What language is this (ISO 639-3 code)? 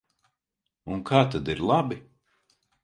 lav